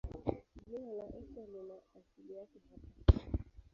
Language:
Swahili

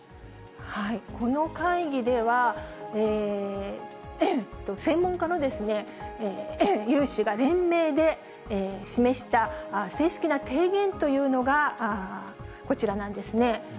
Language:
Japanese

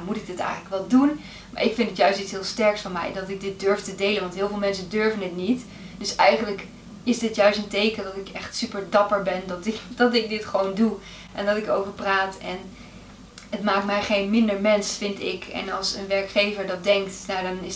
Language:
Dutch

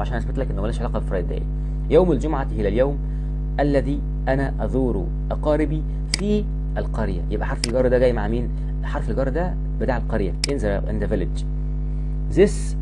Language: Arabic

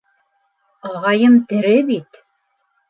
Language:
Bashkir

